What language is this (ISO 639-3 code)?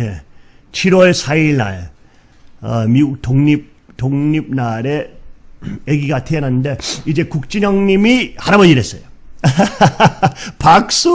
kor